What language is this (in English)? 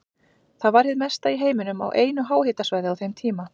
Icelandic